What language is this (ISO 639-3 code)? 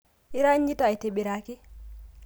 mas